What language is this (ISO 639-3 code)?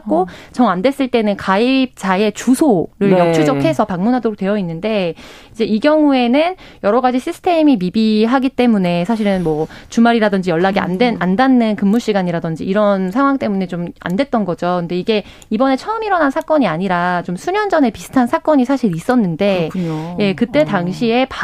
kor